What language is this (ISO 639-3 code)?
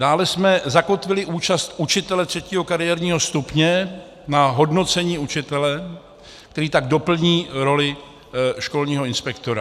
ces